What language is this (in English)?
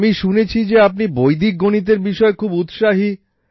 Bangla